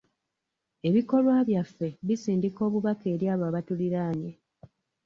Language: Ganda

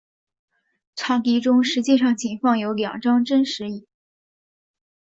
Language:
Chinese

